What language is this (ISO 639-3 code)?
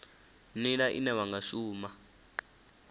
ven